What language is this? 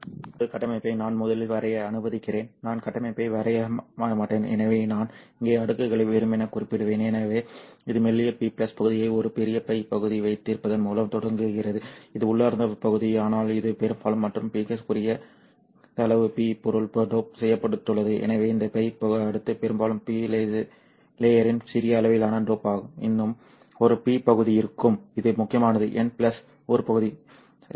Tamil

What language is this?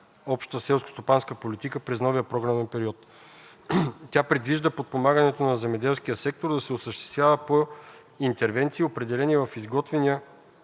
Bulgarian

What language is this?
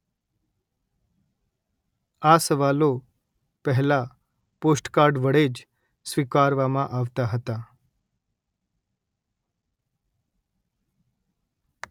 Gujarati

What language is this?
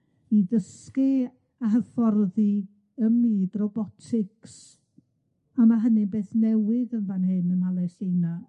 Welsh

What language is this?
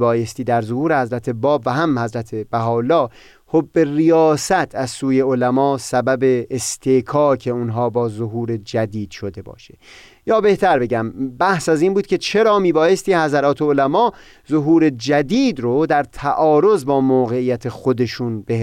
Persian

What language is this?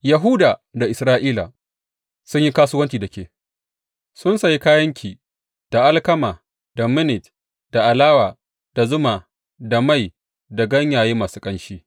Hausa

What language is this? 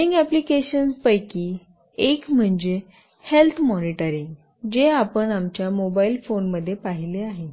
Marathi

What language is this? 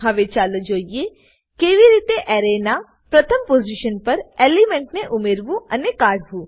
Gujarati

